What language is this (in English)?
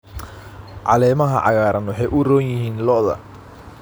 Somali